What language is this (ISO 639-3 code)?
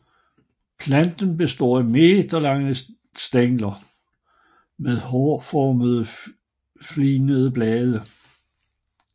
dan